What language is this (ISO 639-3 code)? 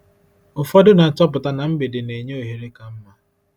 ibo